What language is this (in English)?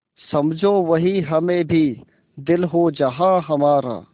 Hindi